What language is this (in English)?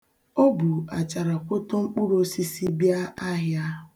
Igbo